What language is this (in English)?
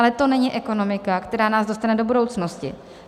Czech